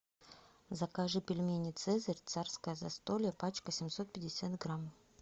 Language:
Russian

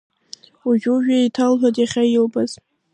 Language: Abkhazian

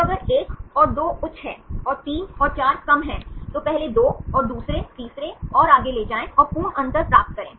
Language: Hindi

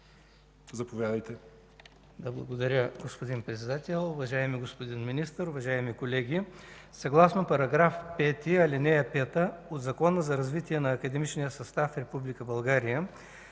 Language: Bulgarian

